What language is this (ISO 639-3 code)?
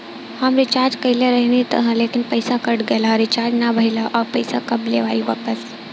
bho